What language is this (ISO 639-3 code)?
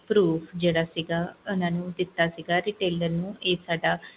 pan